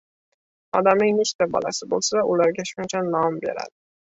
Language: Uzbek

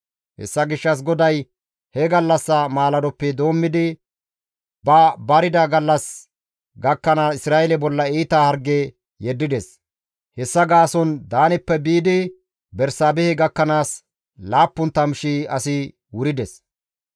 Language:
Gamo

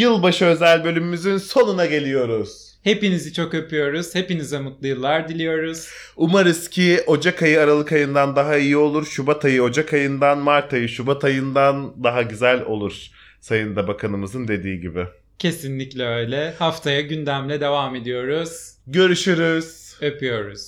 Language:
Turkish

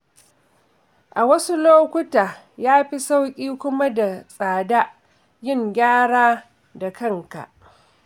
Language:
Hausa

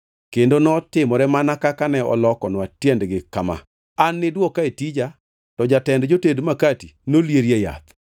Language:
Luo (Kenya and Tanzania)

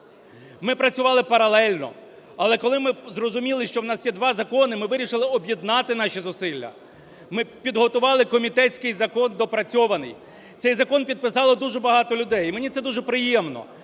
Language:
Ukrainian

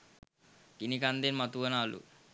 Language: Sinhala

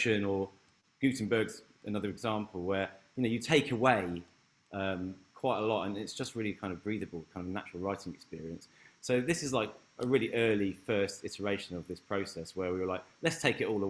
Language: English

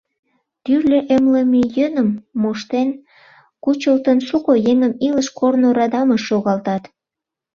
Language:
Mari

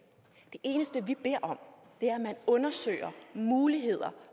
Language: Danish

